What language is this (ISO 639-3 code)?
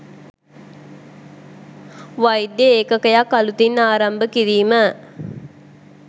sin